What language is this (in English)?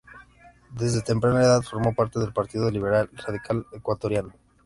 Spanish